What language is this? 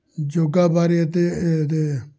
Punjabi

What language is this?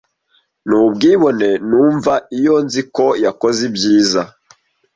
Kinyarwanda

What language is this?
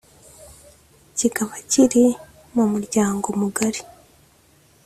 Kinyarwanda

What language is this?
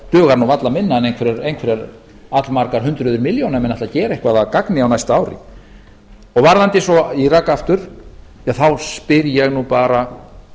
Icelandic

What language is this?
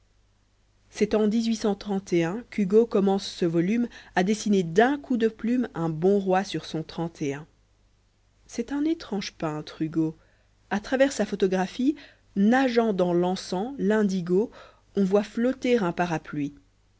French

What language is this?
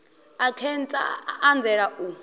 Venda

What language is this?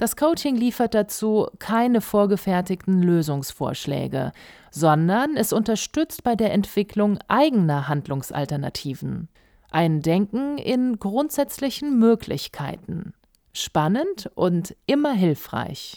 German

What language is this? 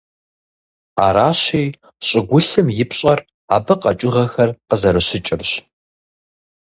Kabardian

